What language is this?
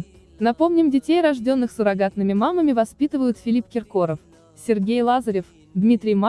Russian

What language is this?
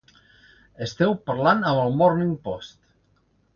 Catalan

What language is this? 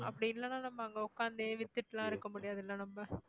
Tamil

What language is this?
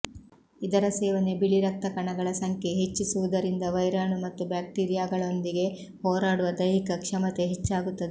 Kannada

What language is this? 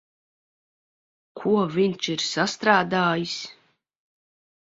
Latvian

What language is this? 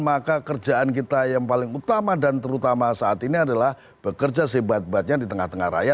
Indonesian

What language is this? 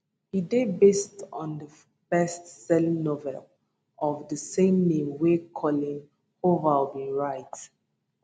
Nigerian Pidgin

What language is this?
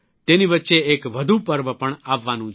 Gujarati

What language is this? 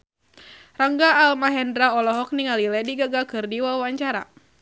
Sundanese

